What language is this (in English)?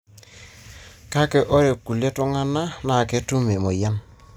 Masai